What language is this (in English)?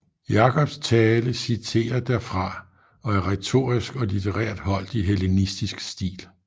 Danish